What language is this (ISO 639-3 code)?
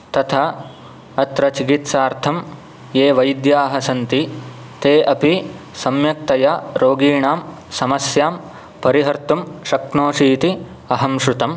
san